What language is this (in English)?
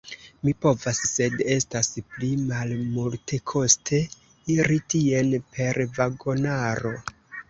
Esperanto